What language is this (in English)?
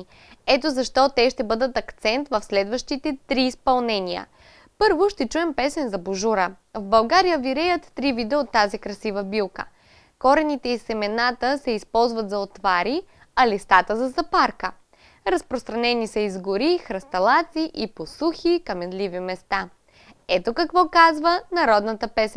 Bulgarian